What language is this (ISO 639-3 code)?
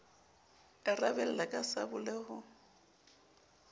sot